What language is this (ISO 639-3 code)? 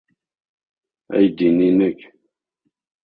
kab